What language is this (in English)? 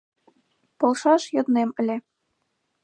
Mari